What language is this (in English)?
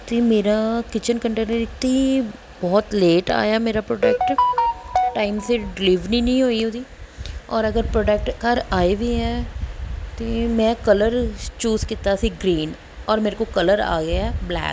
Punjabi